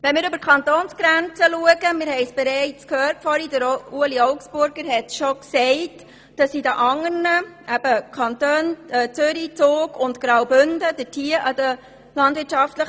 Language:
Swiss German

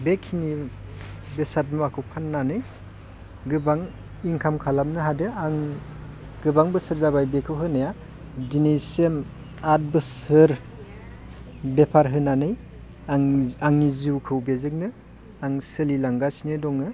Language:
Bodo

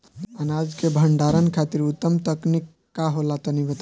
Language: Bhojpuri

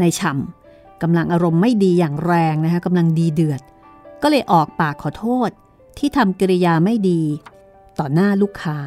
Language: Thai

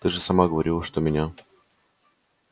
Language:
Russian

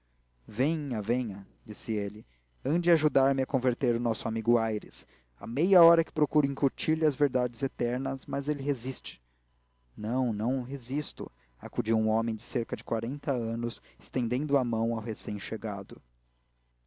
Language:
Portuguese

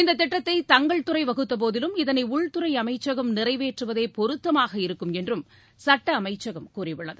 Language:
Tamil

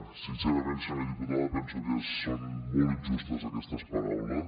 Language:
Catalan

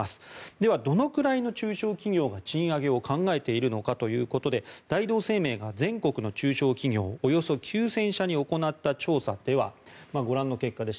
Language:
Japanese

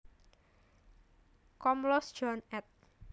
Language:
Javanese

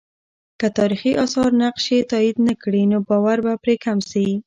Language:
Pashto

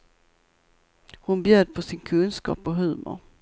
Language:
Swedish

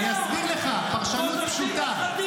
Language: Hebrew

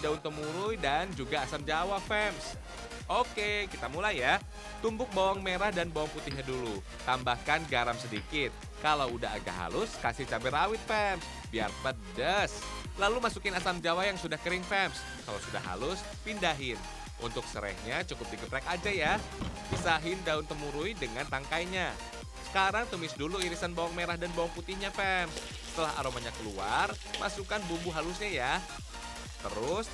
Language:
Indonesian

